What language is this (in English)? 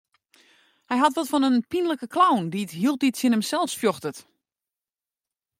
Western Frisian